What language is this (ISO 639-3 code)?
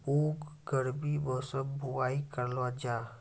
mai